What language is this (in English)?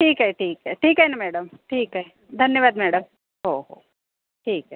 Marathi